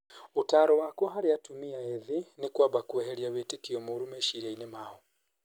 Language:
Kikuyu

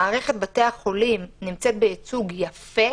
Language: Hebrew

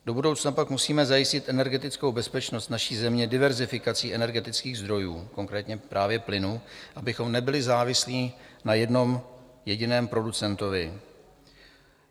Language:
Czech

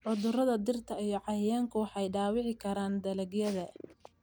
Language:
Somali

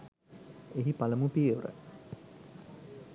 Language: Sinhala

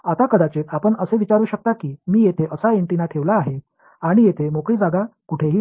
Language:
Marathi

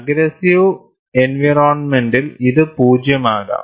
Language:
Malayalam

